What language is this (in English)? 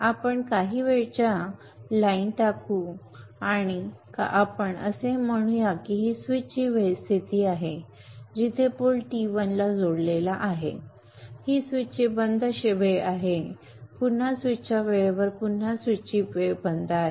Marathi